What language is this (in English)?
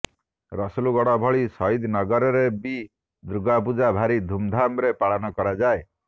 Odia